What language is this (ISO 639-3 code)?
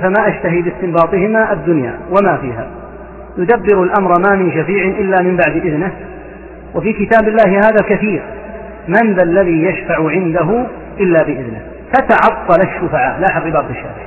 ara